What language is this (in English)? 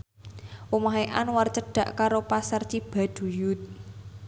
Javanese